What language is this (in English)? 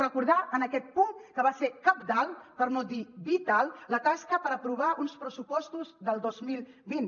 Catalan